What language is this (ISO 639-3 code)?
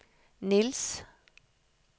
nor